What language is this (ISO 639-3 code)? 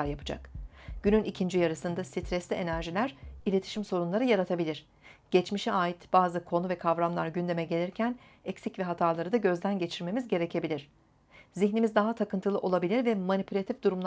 tur